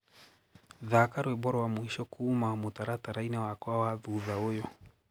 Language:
Kikuyu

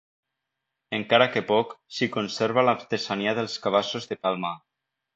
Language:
Catalan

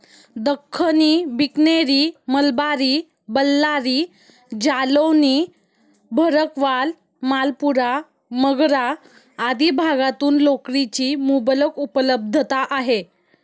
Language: Marathi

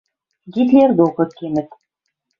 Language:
Western Mari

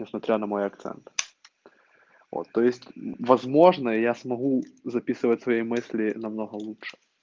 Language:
Russian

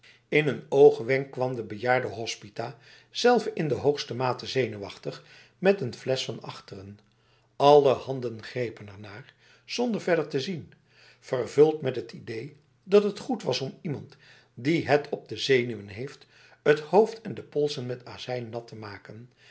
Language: Dutch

